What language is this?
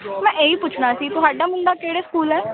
Punjabi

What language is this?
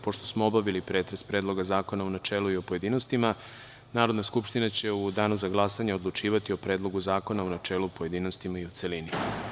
Serbian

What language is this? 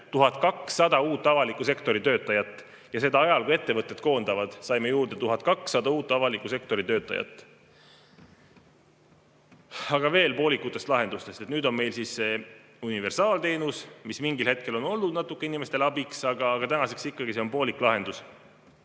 Estonian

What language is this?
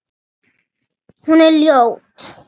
Icelandic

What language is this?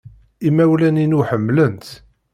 Kabyle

